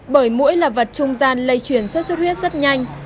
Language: Vietnamese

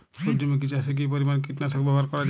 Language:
Bangla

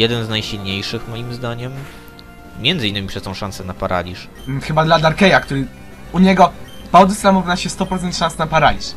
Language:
Polish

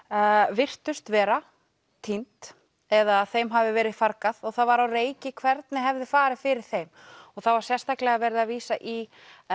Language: Icelandic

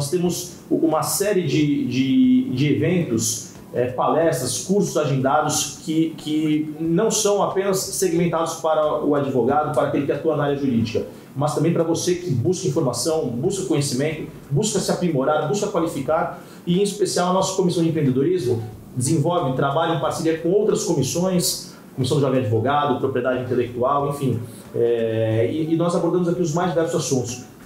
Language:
Portuguese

